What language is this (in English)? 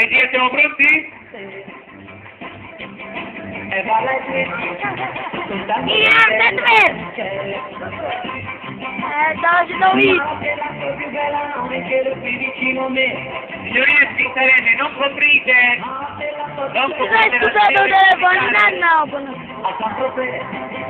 Italian